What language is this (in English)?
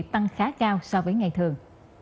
Vietnamese